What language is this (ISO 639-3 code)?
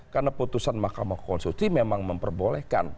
ind